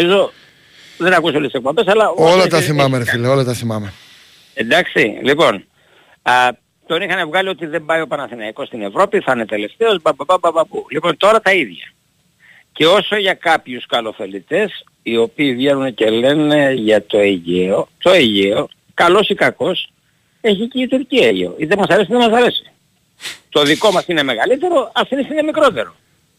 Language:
Greek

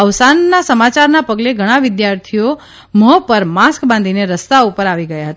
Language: Gujarati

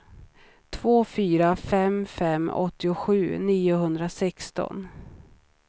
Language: Swedish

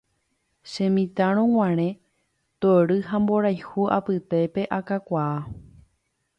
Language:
Guarani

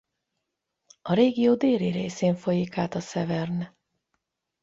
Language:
Hungarian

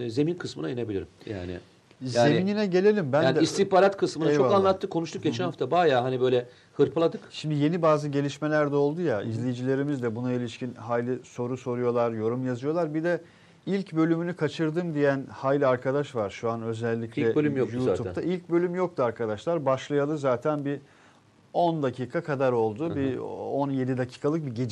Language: Turkish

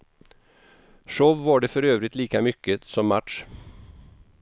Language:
Swedish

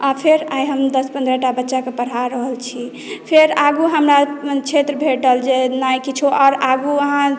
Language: Maithili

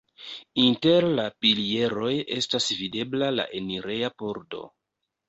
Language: Esperanto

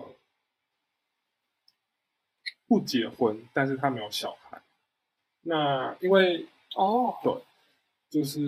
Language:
Chinese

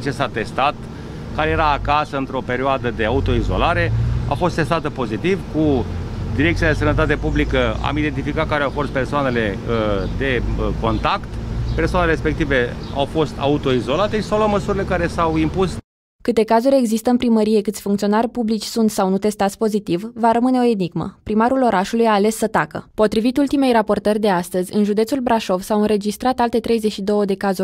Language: Romanian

